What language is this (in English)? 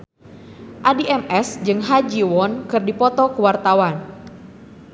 Sundanese